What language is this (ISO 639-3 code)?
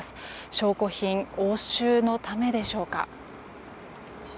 jpn